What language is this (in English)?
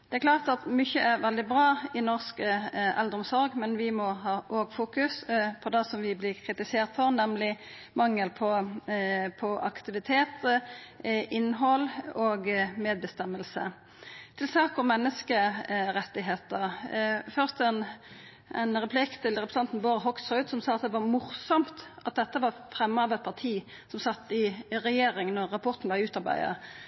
Norwegian Nynorsk